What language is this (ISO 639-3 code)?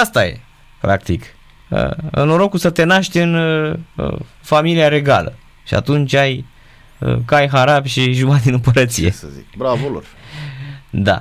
ron